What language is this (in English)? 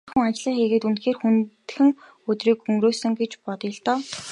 Mongolian